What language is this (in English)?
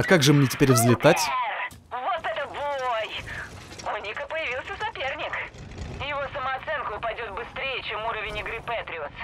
Russian